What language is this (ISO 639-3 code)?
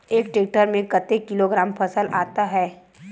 hne